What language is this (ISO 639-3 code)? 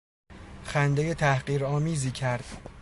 fas